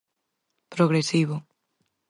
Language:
Galician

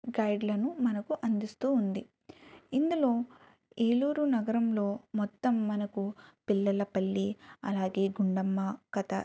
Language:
Telugu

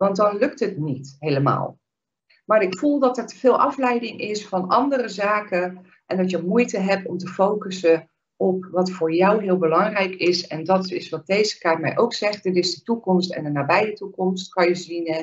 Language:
Dutch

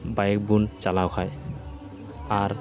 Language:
Santali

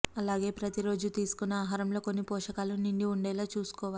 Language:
Telugu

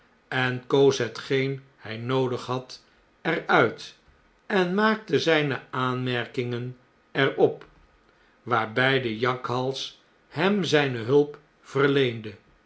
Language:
Dutch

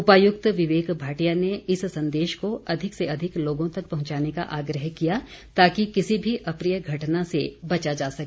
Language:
Hindi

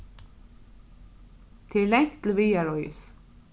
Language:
Faroese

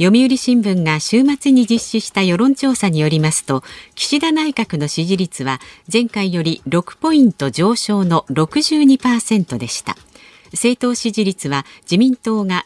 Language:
Japanese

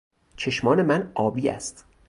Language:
Persian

